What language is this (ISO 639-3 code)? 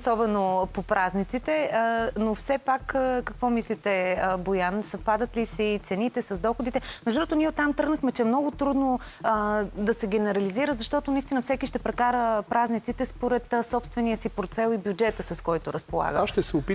bul